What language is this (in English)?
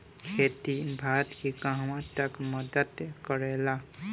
Bhojpuri